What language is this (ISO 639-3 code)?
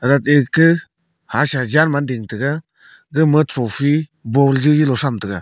nnp